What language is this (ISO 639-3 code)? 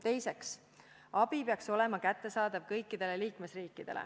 est